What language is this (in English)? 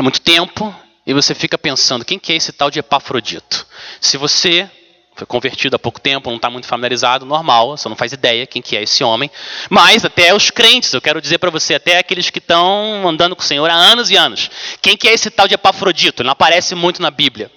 Portuguese